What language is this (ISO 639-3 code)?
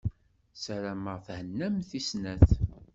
kab